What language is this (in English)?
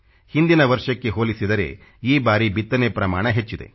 Kannada